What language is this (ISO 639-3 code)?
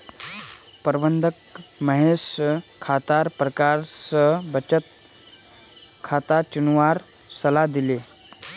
mag